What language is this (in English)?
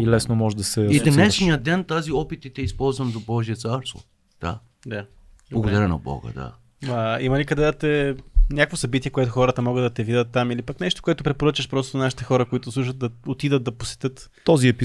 Bulgarian